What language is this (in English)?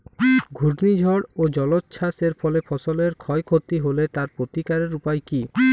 Bangla